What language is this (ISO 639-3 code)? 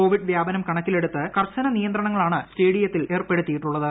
mal